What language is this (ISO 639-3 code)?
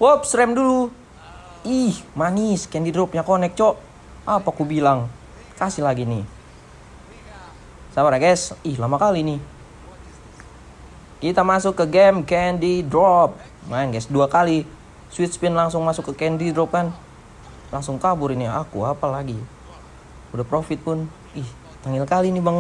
ind